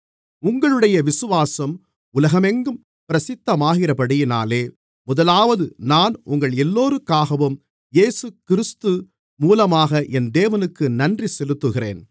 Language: Tamil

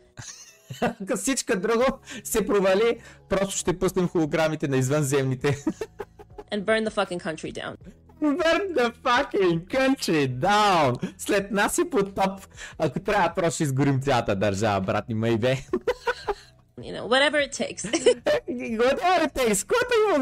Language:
Bulgarian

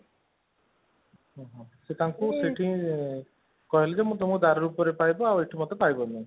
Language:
Odia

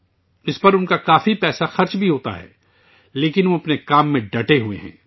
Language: Urdu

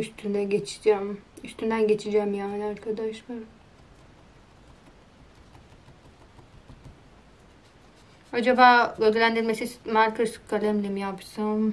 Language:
Turkish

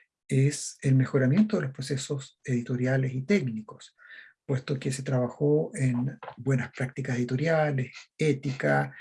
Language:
Spanish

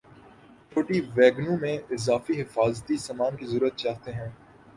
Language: Urdu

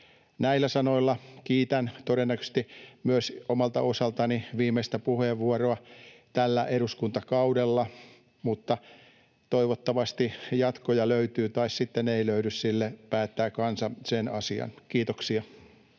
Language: Finnish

